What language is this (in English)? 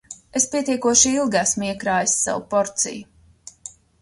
Latvian